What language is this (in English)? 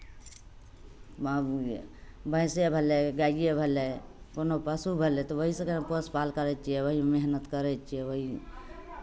Maithili